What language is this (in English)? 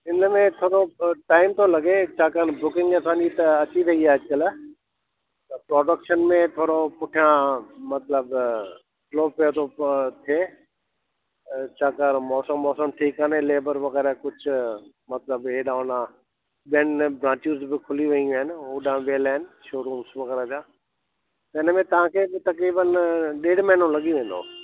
Sindhi